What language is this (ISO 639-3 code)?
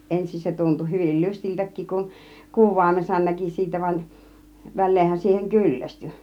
fin